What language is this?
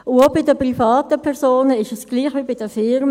Swiss German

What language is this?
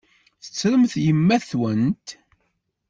Kabyle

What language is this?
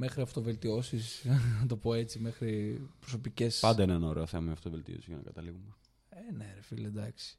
Greek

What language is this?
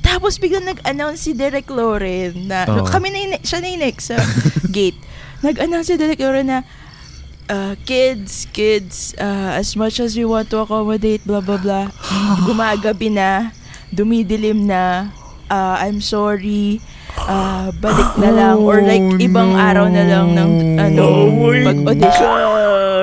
Filipino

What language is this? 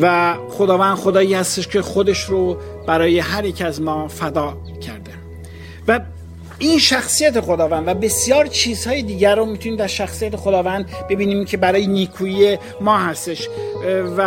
Persian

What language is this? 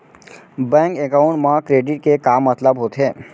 Chhattisgarhi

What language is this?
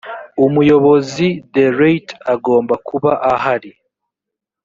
Kinyarwanda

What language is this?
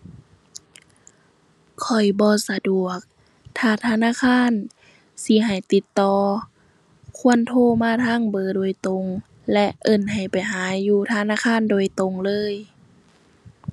Thai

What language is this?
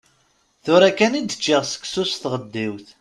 Kabyle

